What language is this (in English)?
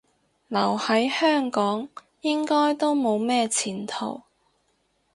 Cantonese